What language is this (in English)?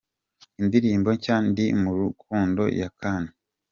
Kinyarwanda